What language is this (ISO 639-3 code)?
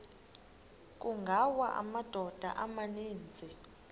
xho